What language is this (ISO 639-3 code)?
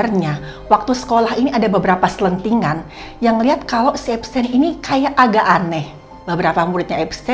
ind